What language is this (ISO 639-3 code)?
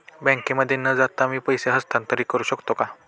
mar